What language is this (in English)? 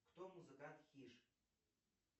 Russian